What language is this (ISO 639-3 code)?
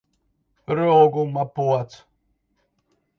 lav